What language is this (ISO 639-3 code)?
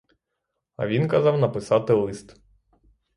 ukr